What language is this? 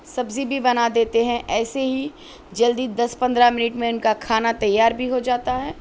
Urdu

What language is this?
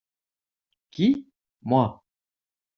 French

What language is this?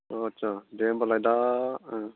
Bodo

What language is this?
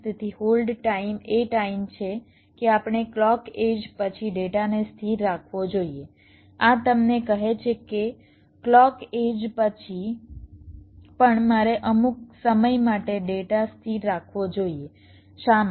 Gujarati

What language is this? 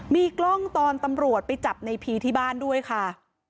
Thai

